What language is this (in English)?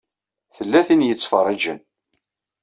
Kabyle